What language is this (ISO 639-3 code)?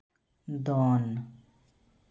sat